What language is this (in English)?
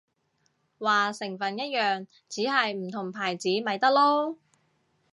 Cantonese